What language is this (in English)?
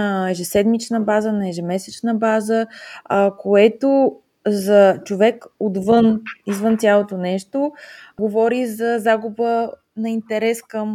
Bulgarian